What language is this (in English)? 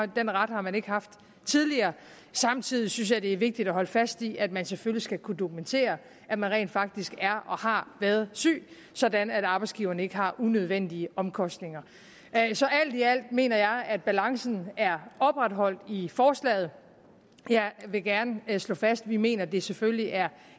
Danish